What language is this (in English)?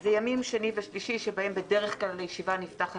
Hebrew